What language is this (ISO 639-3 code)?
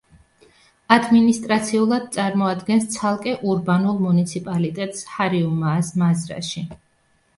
kat